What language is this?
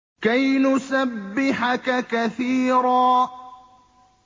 Arabic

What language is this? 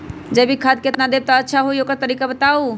Magahi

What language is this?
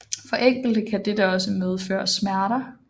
Danish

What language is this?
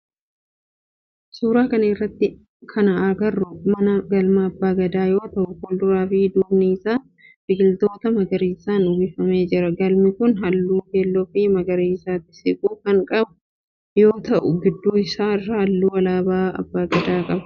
Oromo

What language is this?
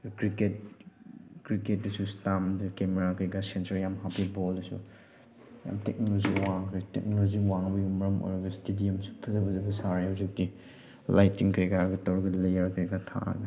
Manipuri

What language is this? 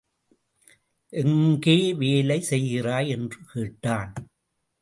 Tamil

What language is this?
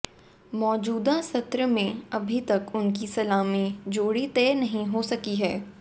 Hindi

